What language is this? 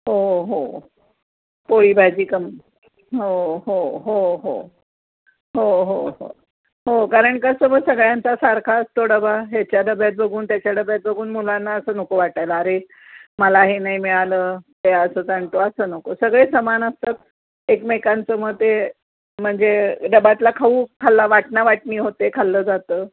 Marathi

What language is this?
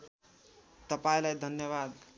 Nepali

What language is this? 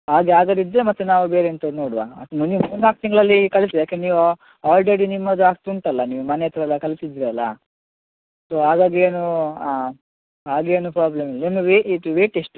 Kannada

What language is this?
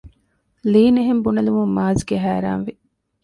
Divehi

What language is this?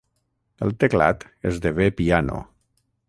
Catalan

